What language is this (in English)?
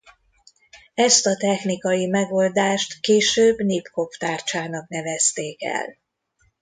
Hungarian